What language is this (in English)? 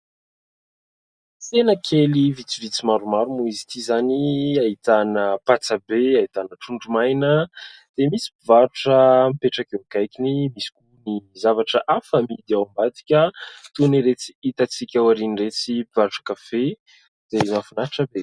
Malagasy